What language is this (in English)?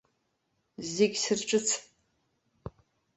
Abkhazian